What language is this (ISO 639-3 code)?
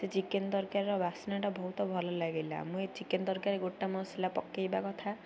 ori